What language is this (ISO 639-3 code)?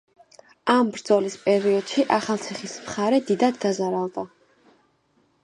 kat